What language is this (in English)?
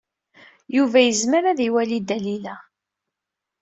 Kabyle